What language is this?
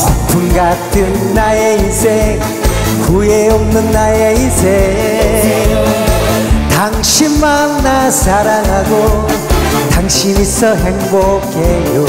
Korean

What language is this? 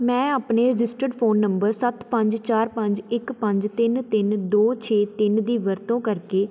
Punjabi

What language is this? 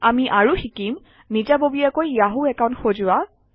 Assamese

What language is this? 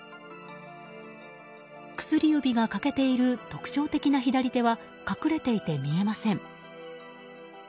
Japanese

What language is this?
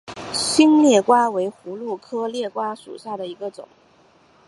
Chinese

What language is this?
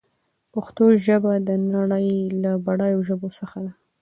Pashto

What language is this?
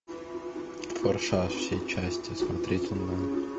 Russian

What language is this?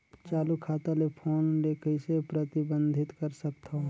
Chhattisgarhi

